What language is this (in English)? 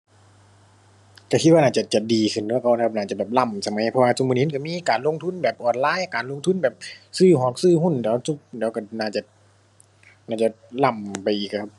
Thai